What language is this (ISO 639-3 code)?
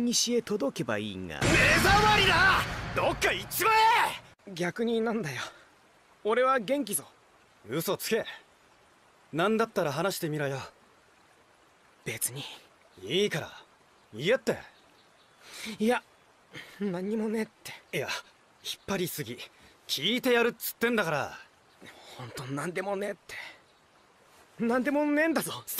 jpn